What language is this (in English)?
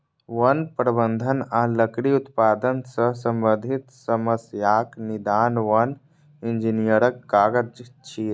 Maithili